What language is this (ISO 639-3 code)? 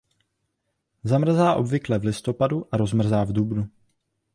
ces